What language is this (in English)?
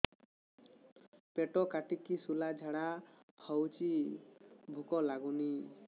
Odia